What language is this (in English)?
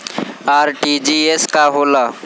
Bhojpuri